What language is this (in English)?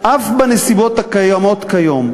Hebrew